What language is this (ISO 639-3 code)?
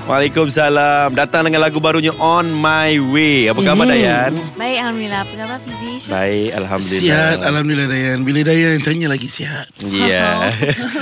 msa